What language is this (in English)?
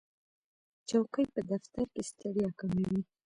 Pashto